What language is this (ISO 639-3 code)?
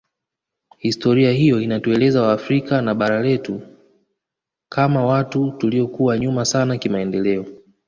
swa